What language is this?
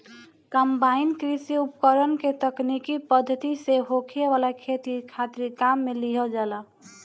Bhojpuri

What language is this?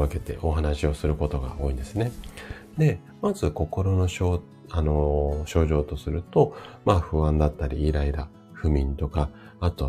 Japanese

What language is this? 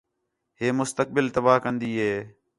Khetrani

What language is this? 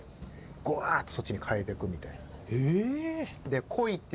Japanese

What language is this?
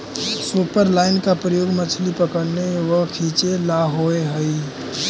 Magahi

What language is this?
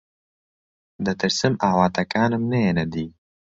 Central Kurdish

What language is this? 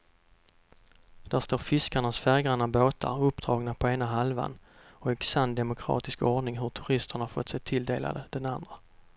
Swedish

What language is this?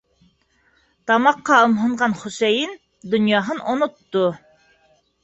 Bashkir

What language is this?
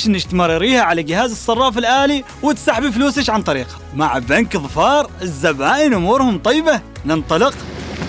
Arabic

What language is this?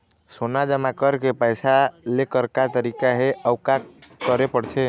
Chhattisgarhi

